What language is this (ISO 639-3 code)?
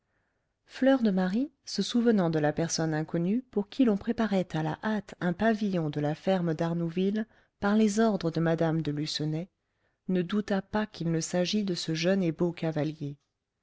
fra